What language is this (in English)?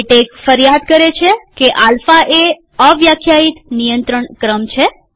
Gujarati